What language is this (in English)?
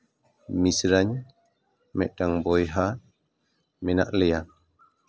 Santali